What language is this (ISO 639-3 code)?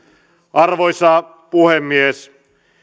fin